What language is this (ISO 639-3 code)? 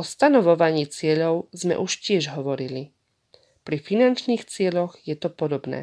slk